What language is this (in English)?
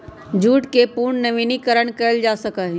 Magahi